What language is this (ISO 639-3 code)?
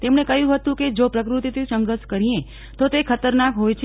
guj